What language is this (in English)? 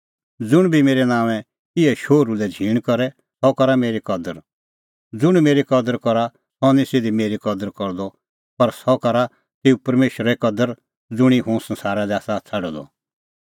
Kullu Pahari